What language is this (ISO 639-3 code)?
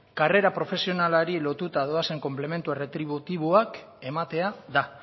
eus